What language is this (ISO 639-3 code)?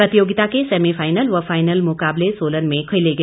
hin